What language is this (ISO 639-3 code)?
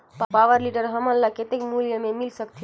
hne